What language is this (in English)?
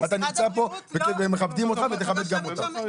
Hebrew